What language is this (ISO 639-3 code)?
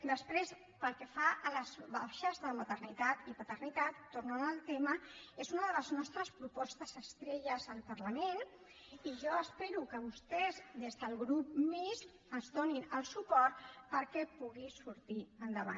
cat